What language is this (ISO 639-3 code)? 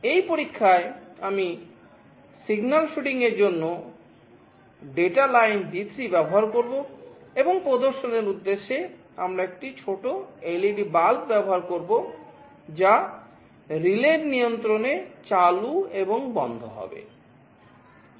ben